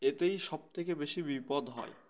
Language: Bangla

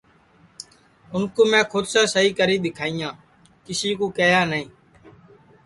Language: Sansi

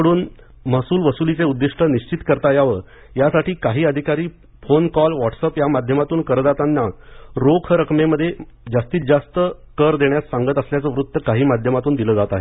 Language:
Marathi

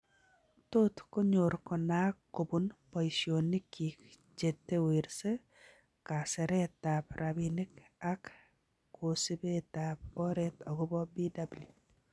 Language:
Kalenjin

